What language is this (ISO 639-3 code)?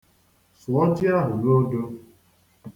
ibo